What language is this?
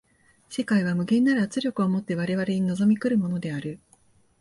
Japanese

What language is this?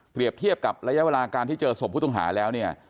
Thai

